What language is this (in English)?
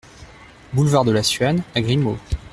French